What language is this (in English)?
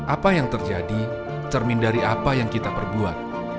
Indonesian